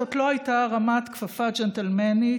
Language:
Hebrew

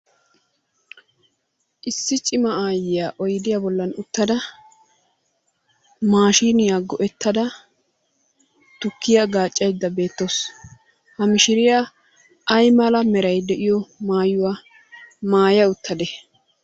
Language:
Wolaytta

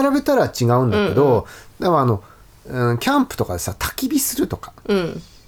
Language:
Japanese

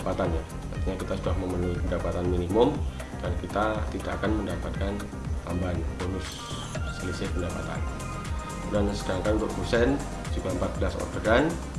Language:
Indonesian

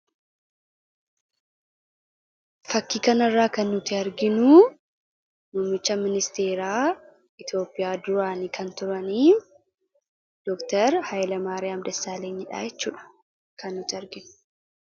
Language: Oromo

